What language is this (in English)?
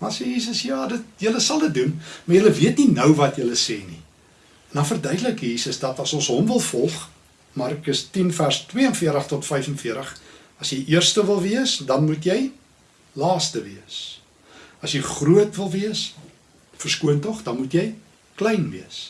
Dutch